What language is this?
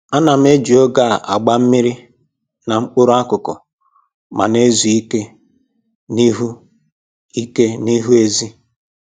Igbo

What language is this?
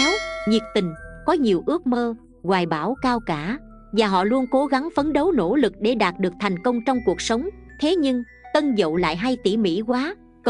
Vietnamese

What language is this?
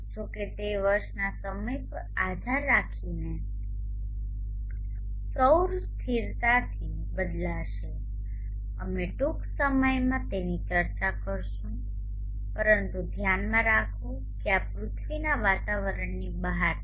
Gujarati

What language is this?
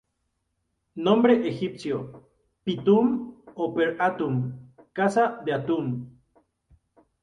Spanish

